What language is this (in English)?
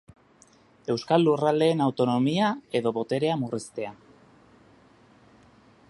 Basque